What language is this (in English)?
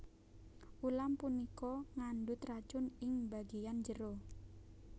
Javanese